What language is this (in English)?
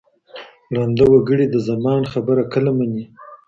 Pashto